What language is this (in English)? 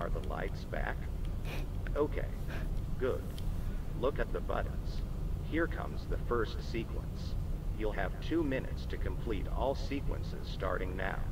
English